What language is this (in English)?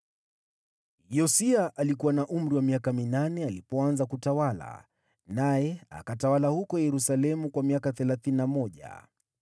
Swahili